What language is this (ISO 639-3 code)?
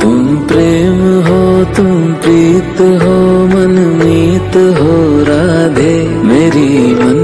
hin